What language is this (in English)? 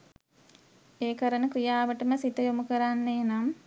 Sinhala